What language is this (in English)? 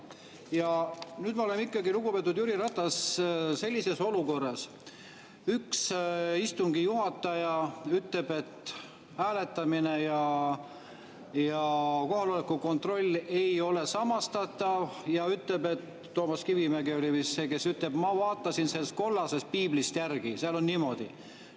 Estonian